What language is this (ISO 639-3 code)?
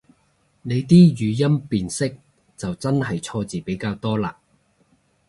yue